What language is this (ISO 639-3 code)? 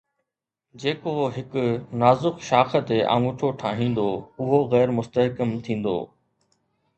snd